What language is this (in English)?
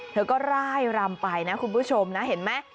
Thai